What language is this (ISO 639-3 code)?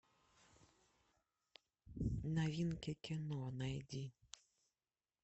rus